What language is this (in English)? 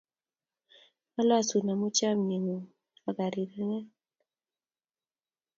Kalenjin